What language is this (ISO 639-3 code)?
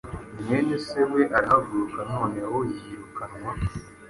kin